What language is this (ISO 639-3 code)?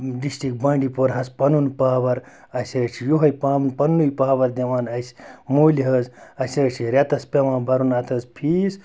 kas